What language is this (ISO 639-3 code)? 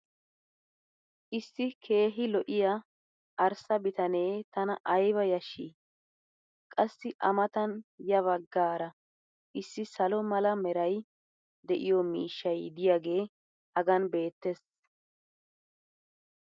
wal